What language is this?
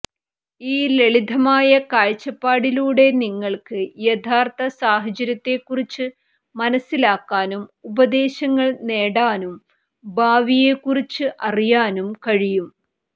Malayalam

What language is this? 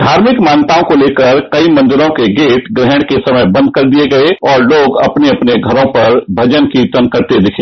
Hindi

